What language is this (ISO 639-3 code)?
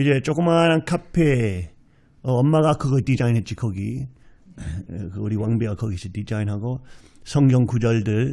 kor